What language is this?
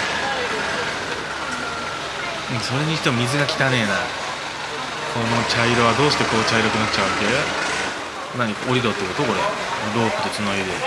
Japanese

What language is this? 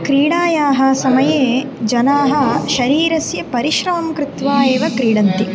Sanskrit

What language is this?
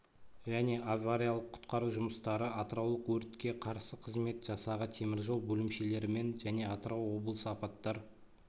Kazakh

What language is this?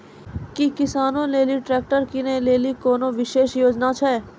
Maithili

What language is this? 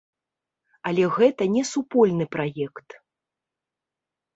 Belarusian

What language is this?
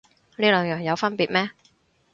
Cantonese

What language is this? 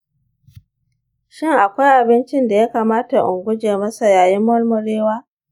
Hausa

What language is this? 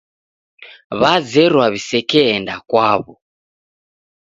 Taita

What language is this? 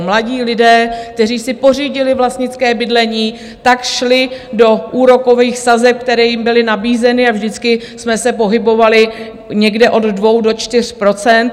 Czech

